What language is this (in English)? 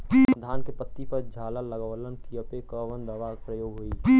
Bhojpuri